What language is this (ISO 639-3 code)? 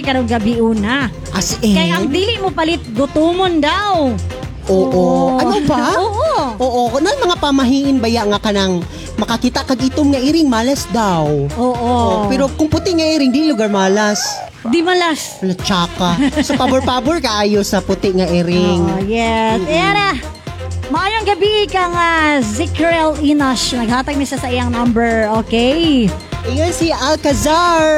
fil